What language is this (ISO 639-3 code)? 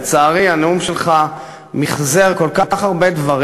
heb